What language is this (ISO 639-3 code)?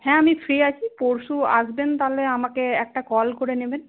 ben